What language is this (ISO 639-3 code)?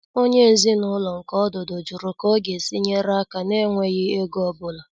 ibo